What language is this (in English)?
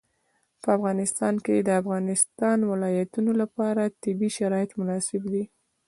Pashto